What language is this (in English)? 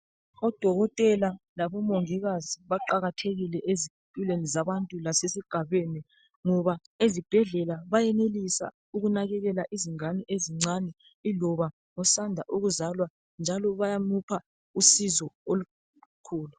North Ndebele